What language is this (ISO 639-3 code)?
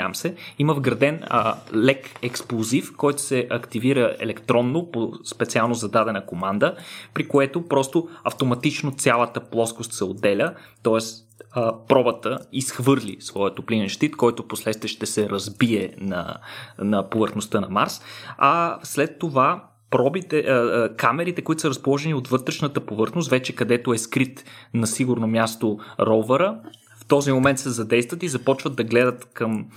bul